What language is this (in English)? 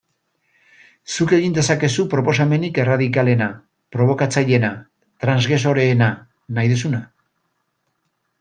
Basque